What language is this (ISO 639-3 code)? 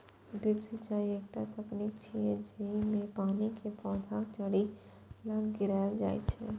mai